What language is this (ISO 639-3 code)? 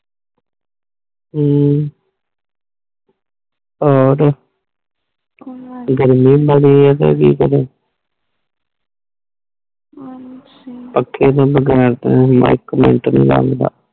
pan